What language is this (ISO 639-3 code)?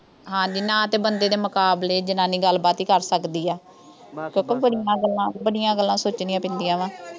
pan